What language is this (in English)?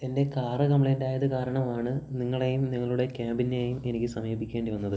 Malayalam